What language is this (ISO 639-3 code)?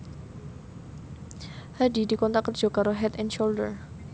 jav